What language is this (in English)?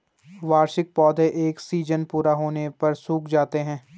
Hindi